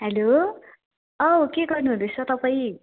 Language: Nepali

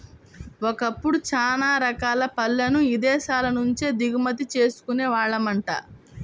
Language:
Telugu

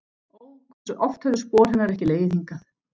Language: Icelandic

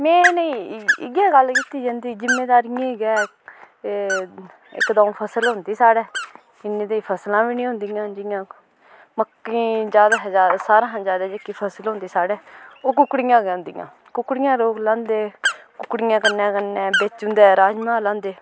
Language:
Dogri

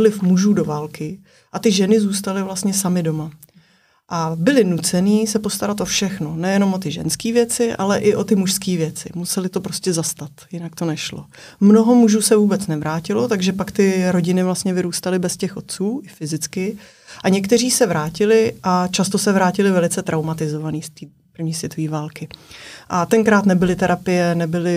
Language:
Czech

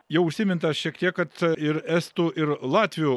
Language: Lithuanian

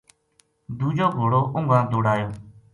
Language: Gujari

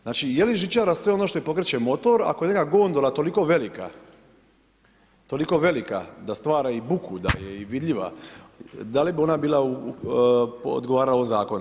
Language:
Croatian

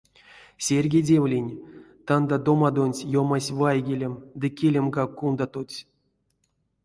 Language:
Erzya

